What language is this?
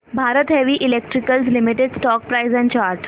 Marathi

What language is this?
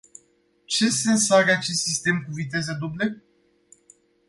Romanian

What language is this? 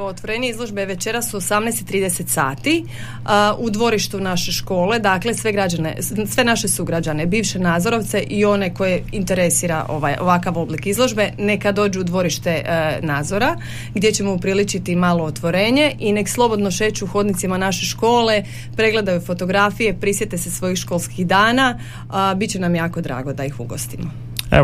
Croatian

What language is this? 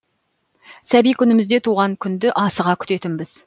Kazakh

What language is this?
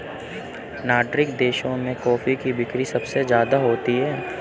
Hindi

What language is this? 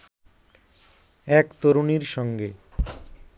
Bangla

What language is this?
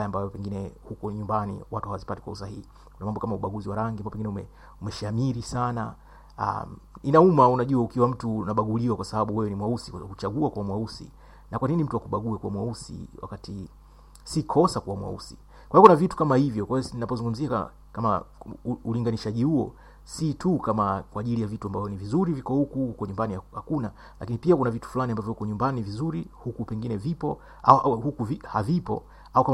Swahili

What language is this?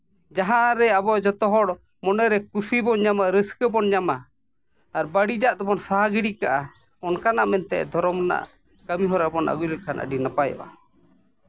Santali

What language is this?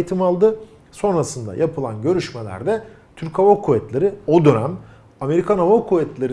Turkish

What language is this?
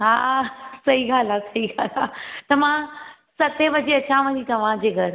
Sindhi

